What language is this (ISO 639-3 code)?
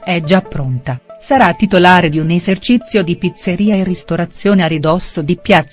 ita